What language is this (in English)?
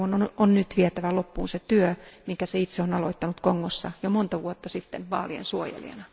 Finnish